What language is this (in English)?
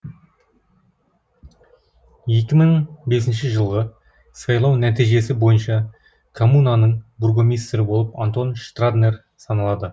Kazakh